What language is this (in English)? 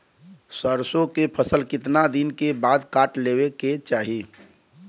Bhojpuri